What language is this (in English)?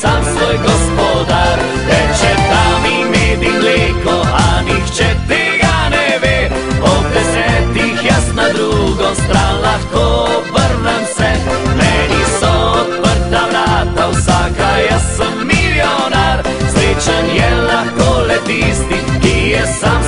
Romanian